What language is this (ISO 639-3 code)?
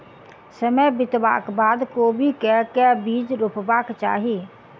mai